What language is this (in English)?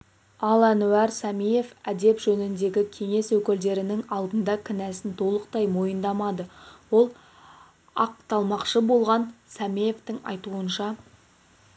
Kazakh